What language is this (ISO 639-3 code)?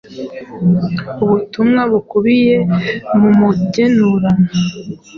kin